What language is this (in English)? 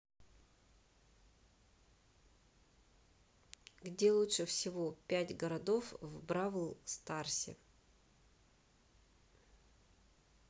Russian